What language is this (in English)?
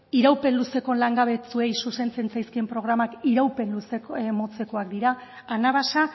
Basque